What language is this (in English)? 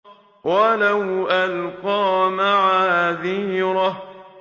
Arabic